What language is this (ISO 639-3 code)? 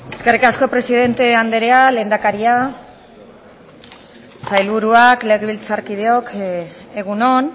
eus